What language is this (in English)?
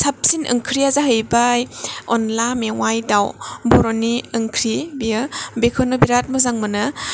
Bodo